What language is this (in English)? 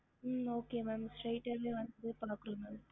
Tamil